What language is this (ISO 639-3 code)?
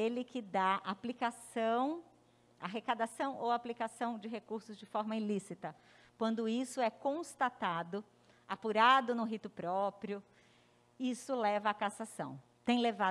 por